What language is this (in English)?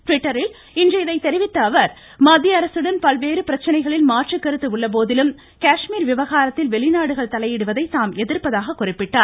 Tamil